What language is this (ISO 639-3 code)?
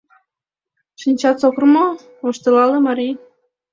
chm